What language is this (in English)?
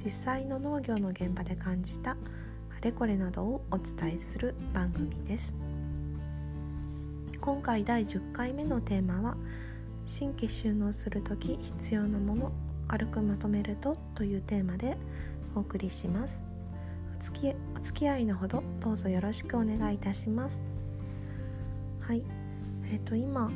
Japanese